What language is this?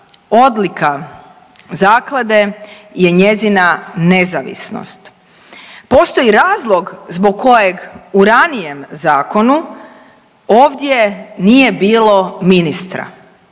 Croatian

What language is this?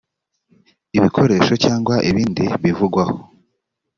Kinyarwanda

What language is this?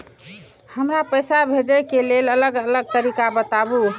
Maithili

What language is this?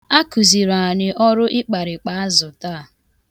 Igbo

